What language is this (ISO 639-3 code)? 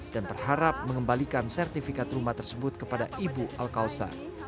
ind